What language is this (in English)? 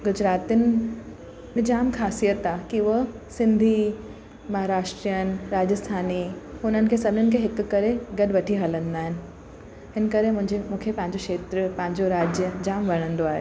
Sindhi